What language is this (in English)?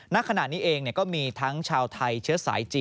Thai